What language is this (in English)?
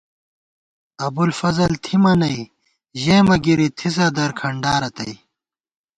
Gawar-Bati